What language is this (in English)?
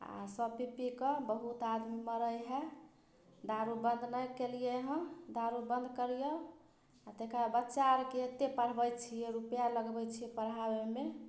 Maithili